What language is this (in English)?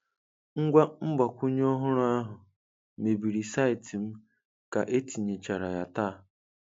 Igbo